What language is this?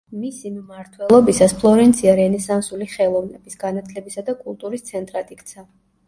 Georgian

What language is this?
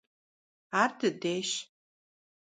Kabardian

